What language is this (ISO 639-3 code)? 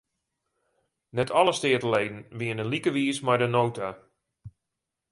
fry